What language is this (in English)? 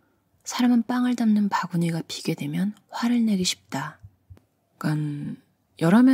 Korean